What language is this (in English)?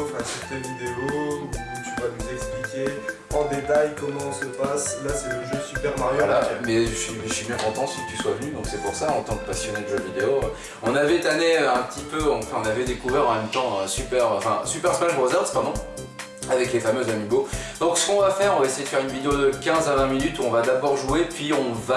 French